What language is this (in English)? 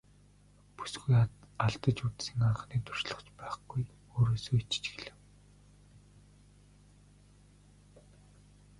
Mongolian